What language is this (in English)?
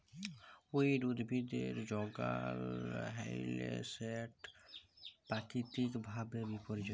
Bangla